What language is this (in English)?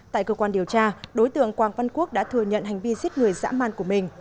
Vietnamese